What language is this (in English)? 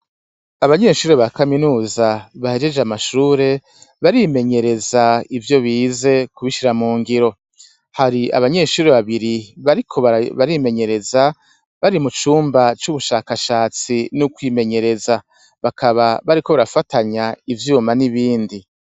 Rundi